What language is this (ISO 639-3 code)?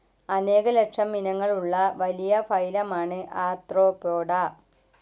mal